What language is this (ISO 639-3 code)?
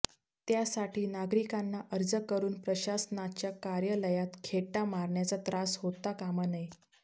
mar